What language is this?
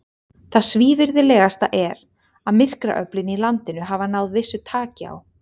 Icelandic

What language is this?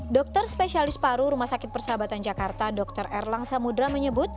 Indonesian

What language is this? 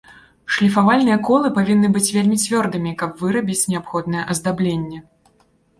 Belarusian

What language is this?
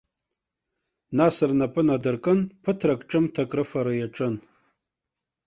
Abkhazian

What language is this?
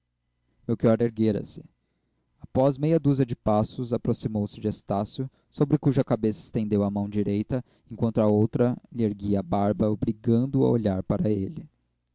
Portuguese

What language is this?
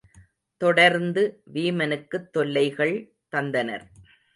Tamil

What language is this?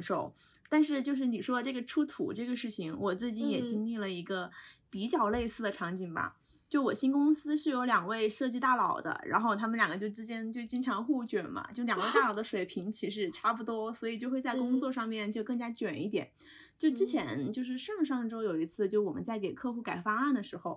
Chinese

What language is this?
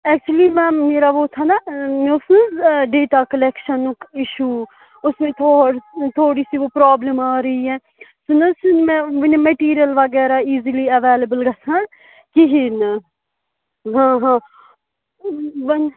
Kashmiri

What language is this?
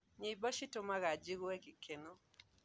Kikuyu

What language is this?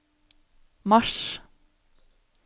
Norwegian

